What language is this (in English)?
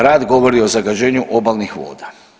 Croatian